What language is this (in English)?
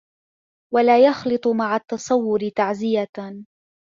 Arabic